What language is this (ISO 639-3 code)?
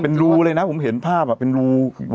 tha